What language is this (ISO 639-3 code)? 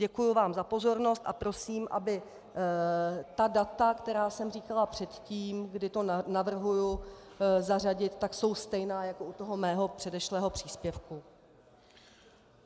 ces